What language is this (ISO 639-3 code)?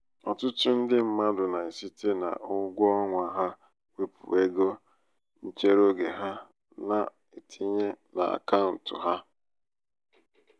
ibo